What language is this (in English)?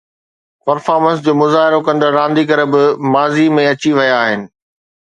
Sindhi